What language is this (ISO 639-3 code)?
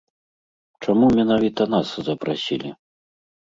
bel